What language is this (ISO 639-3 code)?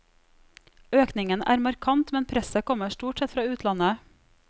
nor